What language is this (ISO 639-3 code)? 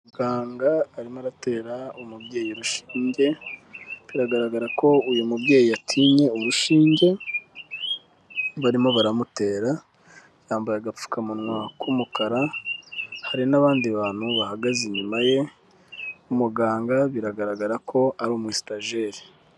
kin